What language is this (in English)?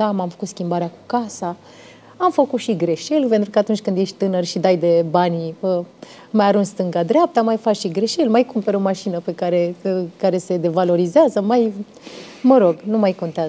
Romanian